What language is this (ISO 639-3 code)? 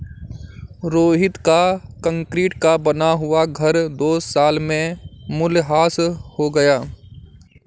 hin